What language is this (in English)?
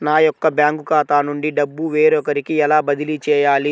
Telugu